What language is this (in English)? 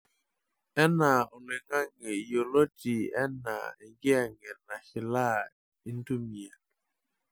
Masai